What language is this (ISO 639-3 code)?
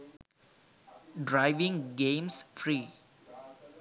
sin